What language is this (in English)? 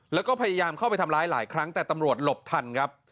Thai